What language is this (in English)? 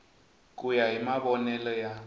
Tsonga